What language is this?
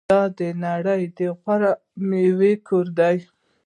Pashto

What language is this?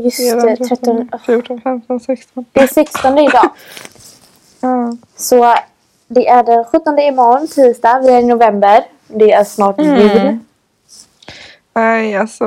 Swedish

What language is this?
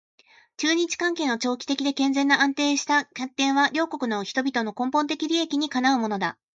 Japanese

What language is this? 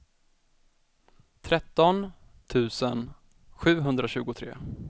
Swedish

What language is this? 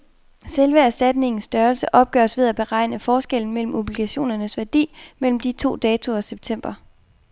Danish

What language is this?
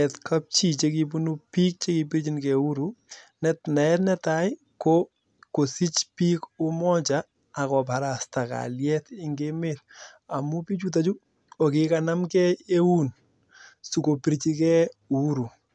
Kalenjin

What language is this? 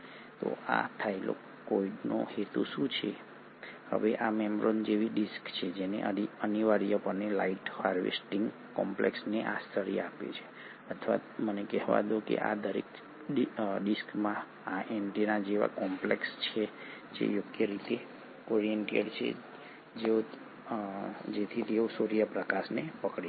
Gujarati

